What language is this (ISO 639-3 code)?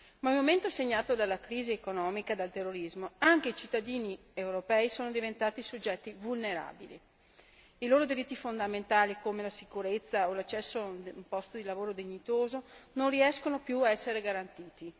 ita